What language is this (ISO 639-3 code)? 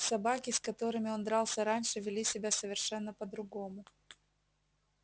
rus